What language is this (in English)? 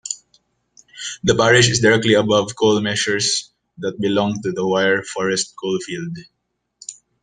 English